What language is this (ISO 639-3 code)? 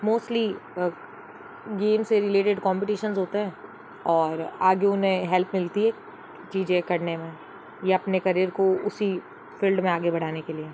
hin